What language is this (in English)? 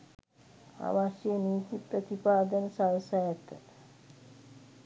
Sinhala